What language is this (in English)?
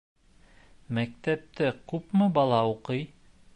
Bashkir